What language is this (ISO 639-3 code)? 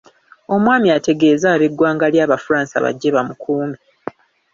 lug